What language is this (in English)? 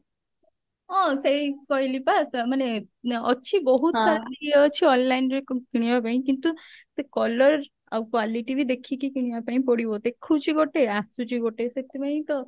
Odia